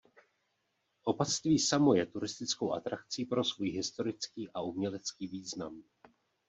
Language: Czech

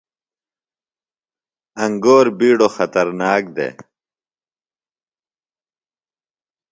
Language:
Phalura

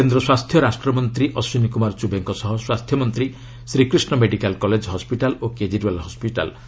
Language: Odia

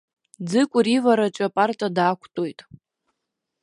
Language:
Abkhazian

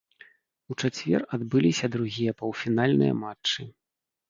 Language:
Belarusian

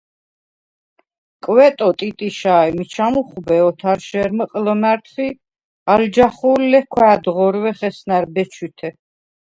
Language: Svan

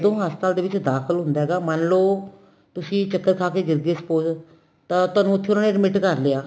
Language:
Punjabi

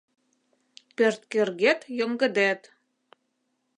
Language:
Mari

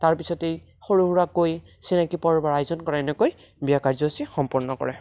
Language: Assamese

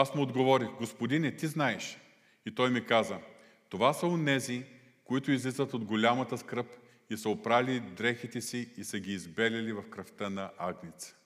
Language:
Bulgarian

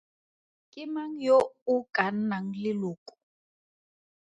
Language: Tswana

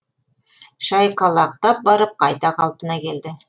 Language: Kazakh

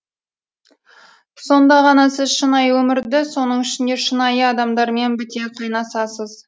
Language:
Kazakh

